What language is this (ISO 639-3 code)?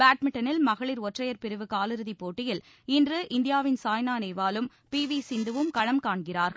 tam